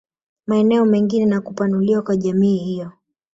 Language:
Swahili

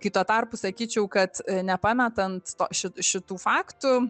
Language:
Lithuanian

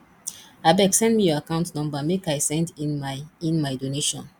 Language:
Nigerian Pidgin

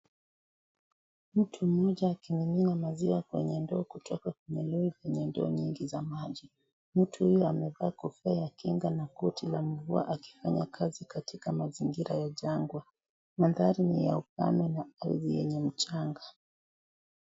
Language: Swahili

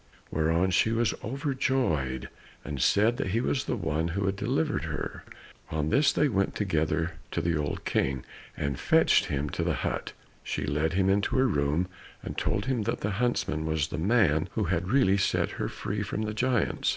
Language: English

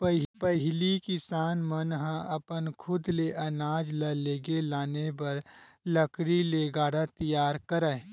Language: Chhattisgarhi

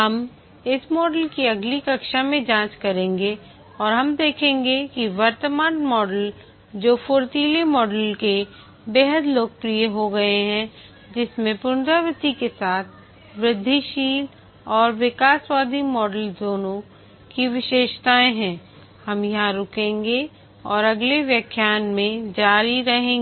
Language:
Hindi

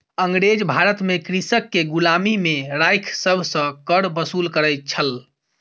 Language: Maithili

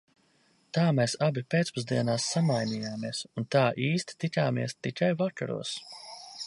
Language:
Latvian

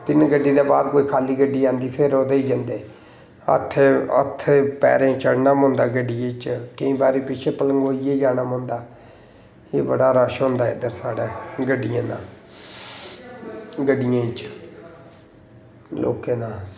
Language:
Dogri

